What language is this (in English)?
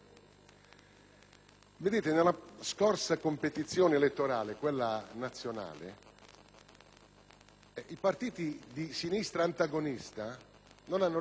Italian